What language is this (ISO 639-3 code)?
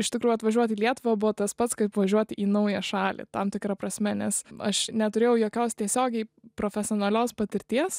lit